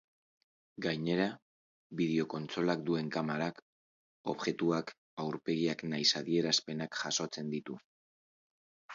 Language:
Basque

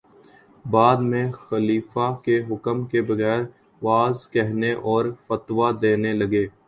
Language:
Urdu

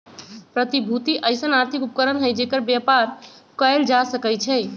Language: Magahi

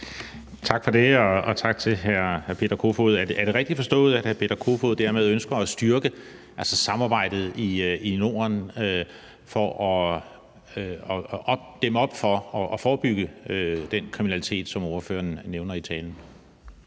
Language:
Danish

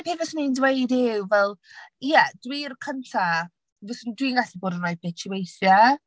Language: Welsh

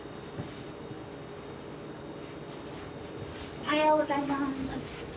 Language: Japanese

